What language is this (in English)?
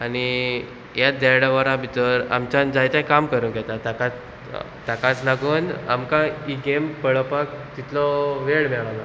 Konkani